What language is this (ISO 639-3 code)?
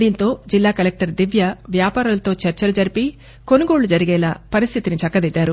tel